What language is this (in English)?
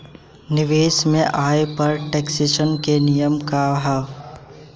Bhojpuri